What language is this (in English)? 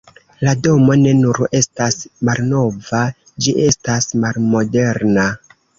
Esperanto